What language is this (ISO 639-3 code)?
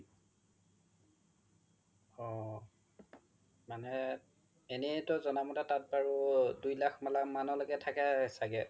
asm